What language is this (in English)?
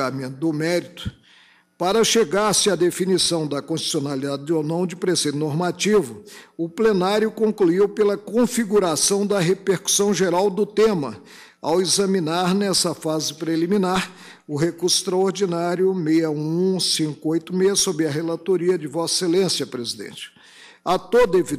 Portuguese